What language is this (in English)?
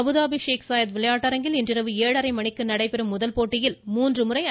Tamil